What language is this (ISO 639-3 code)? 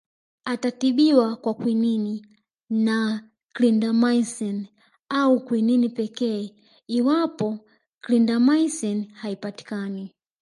swa